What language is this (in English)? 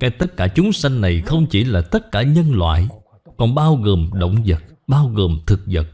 Vietnamese